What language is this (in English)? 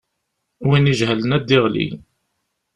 Kabyle